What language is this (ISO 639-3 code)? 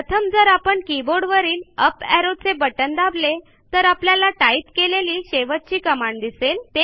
mar